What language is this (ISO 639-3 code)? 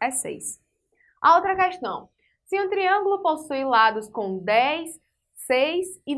por